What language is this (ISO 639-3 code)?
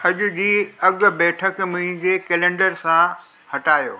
snd